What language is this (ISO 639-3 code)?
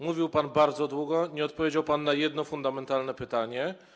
pol